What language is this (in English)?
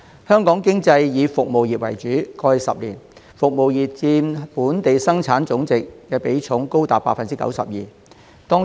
Cantonese